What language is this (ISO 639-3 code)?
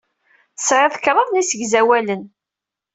kab